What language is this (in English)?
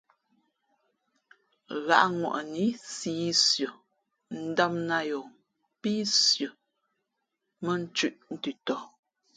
Fe'fe'